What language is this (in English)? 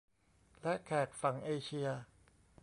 Thai